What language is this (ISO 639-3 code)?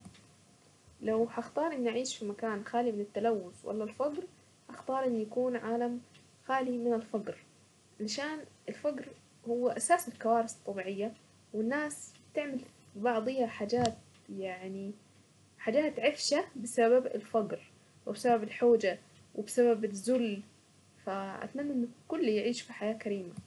aec